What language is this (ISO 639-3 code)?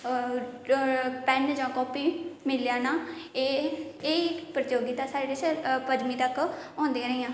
doi